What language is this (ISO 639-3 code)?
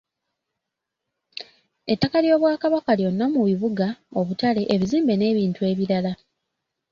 lug